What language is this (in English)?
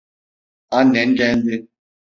Turkish